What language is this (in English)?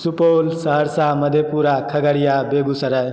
Maithili